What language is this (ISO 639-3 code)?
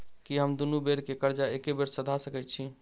mai